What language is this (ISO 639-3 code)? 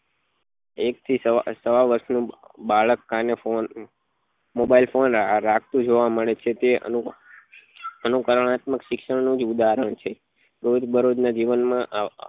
guj